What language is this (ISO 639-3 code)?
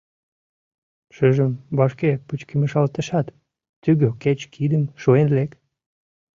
chm